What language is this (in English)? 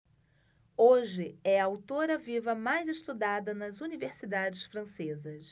Portuguese